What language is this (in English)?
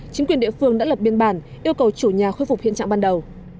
Vietnamese